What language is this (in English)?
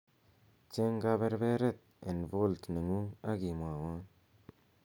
Kalenjin